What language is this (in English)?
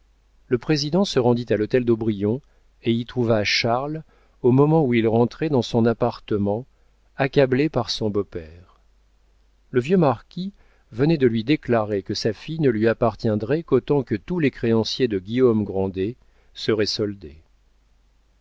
French